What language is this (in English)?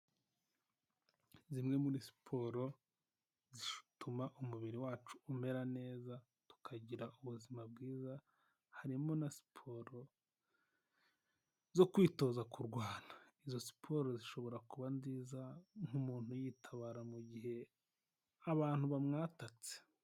Kinyarwanda